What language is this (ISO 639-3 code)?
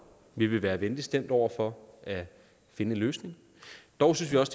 dan